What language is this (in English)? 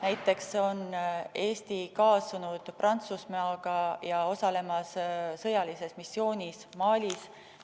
Estonian